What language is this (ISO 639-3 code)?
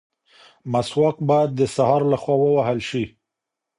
pus